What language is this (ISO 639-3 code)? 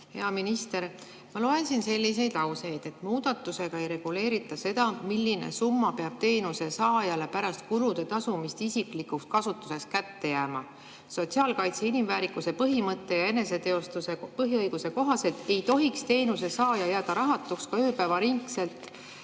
est